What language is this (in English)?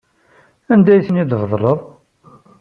Kabyle